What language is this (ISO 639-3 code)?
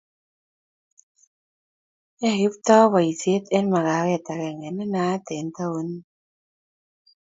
kln